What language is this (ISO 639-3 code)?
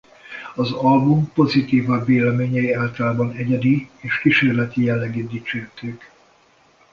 hun